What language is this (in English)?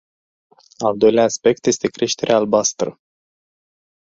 Romanian